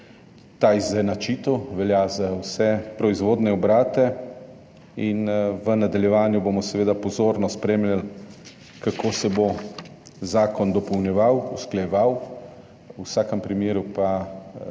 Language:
Slovenian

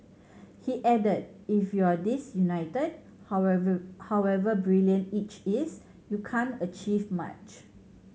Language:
English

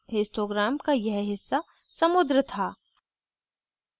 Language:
Hindi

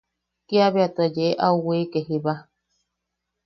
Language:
Yaqui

